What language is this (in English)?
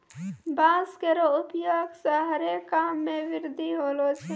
Maithili